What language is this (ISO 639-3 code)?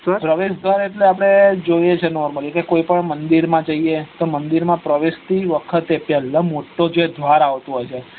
guj